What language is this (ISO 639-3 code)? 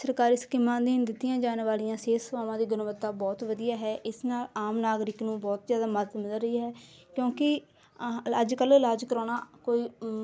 pan